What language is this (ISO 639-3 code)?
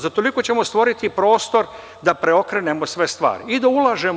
srp